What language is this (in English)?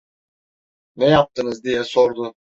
Turkish